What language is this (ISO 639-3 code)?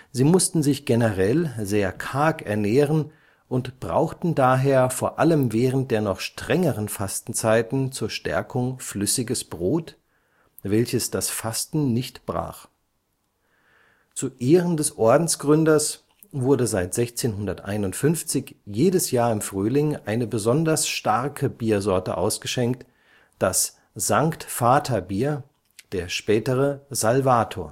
deu